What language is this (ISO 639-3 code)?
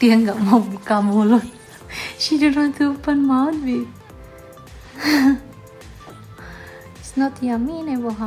ind